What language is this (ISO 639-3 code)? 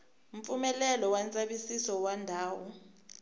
tso